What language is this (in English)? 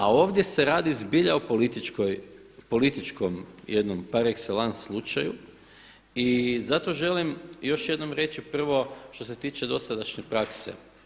Croatian